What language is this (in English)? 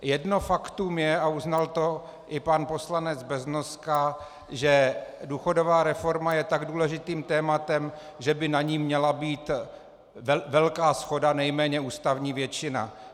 Czech